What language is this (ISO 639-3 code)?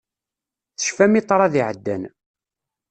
kab